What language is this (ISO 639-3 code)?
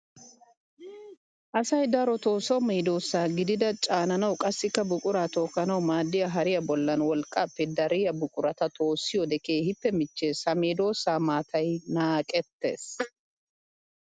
wal